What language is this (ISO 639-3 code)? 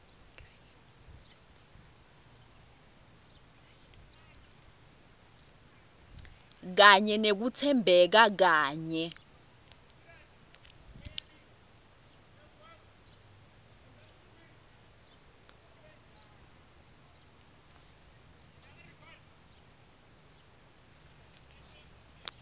ssw